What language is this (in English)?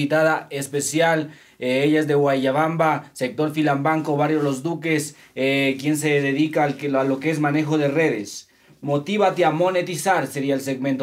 Spanish